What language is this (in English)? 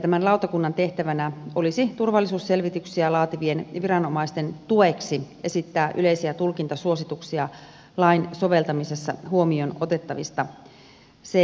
Finnish